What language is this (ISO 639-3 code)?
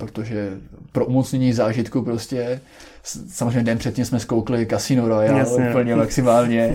ces